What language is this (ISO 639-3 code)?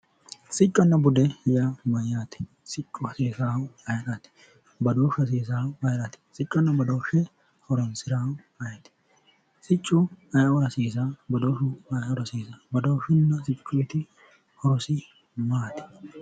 sid